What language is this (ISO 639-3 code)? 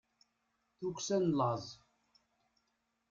kab